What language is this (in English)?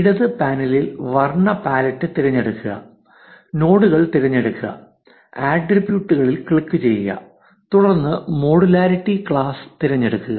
Malayalam